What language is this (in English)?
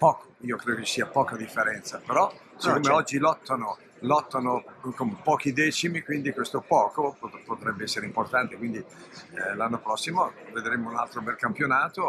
Italian